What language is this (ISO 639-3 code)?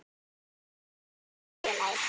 isl